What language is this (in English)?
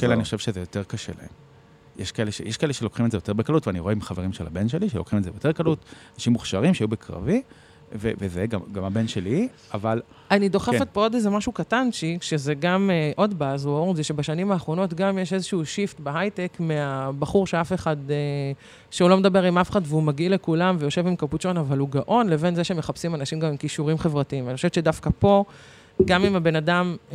Hebrew